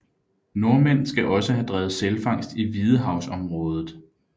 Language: Danish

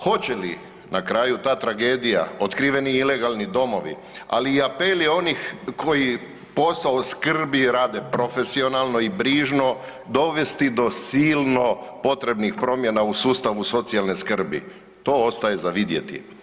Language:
Croatian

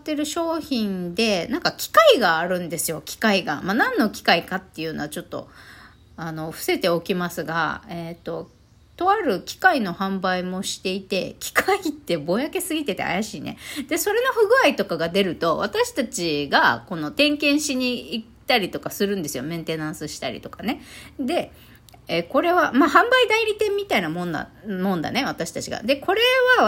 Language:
Japanese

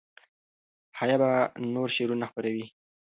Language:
Pashto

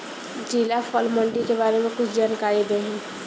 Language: Bhojpuri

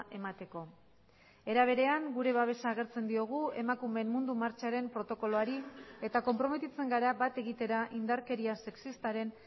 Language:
Basque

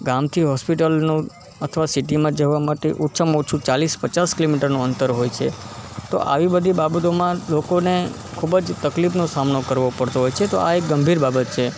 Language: Gujarati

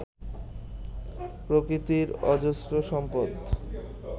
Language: Bangla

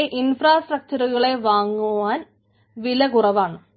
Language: Malayalam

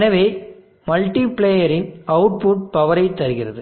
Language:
Tamil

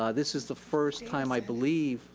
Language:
English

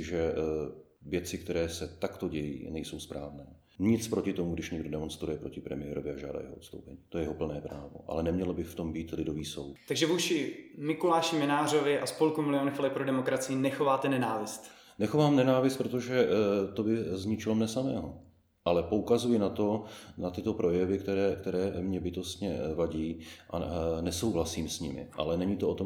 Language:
Czech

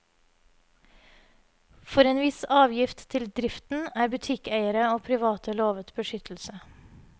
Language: Norwegian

